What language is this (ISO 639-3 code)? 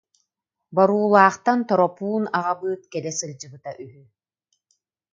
sah